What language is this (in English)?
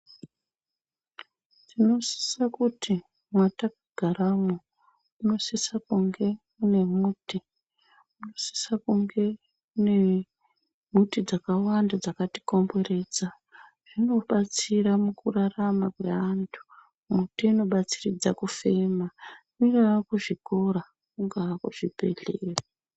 Ndau